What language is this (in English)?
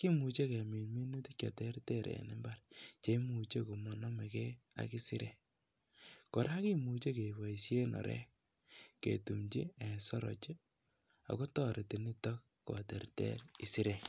Kalenjin